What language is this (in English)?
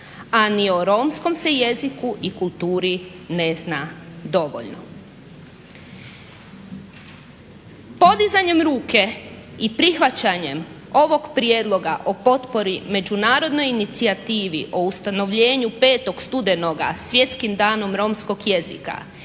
Croatian